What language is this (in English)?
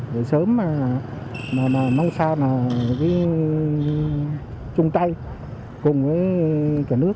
Vietnamese